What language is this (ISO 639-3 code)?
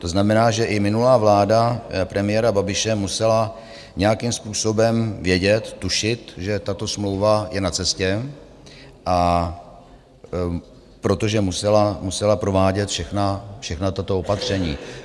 ces